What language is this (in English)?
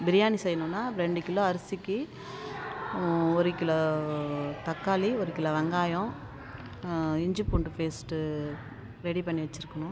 Tamil